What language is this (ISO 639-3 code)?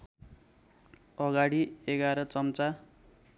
nep